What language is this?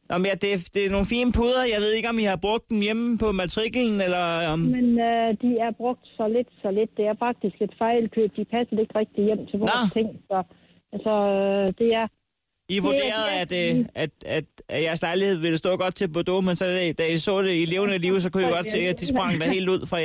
Danish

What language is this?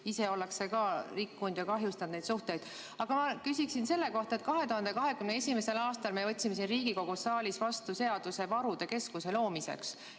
Estonian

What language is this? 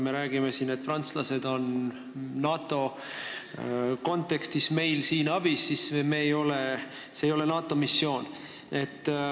Estonian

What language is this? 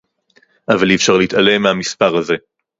Hebrew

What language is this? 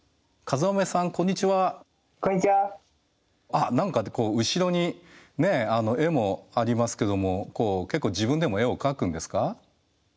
Japanese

